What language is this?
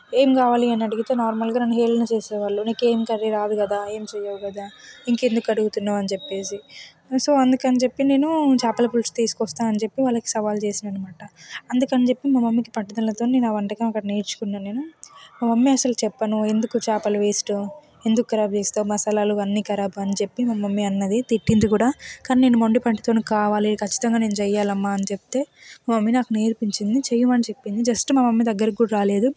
Telugu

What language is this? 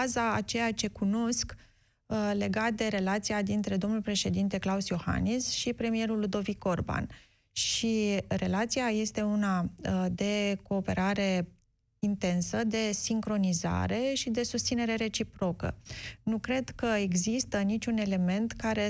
Romanian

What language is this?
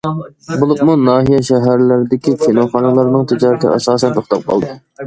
Uyghur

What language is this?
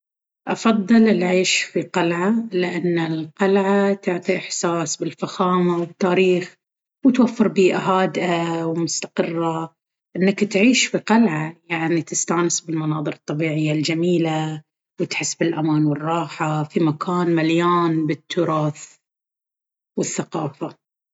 Baharna Arabic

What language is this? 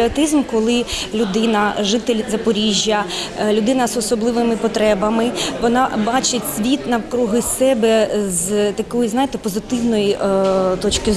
Ukrainian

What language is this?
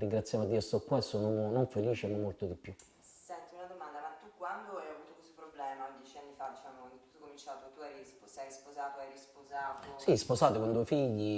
Italian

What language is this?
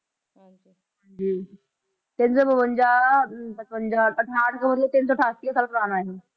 Punjabi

